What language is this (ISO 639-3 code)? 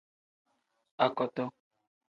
kdh